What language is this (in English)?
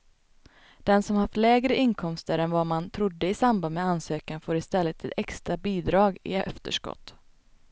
Swedish